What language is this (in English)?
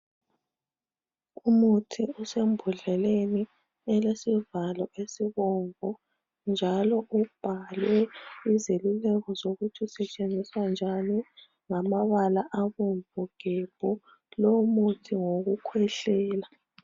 North Ndebele